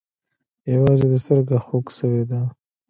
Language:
Pashto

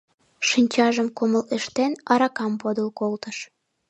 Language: Mari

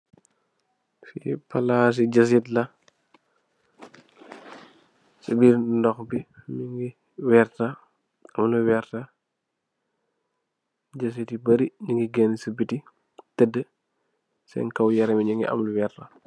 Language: Wolof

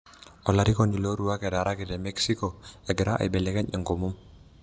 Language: Masai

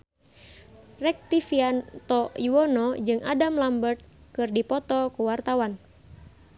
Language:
Sundanese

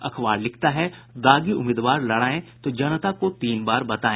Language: Hindi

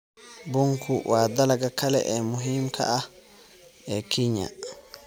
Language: Somali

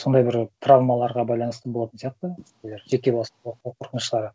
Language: Kazakh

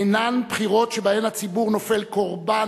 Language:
Hebrew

